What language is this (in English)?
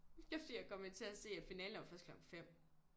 Danish